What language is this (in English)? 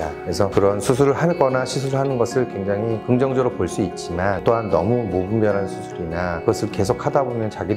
Korean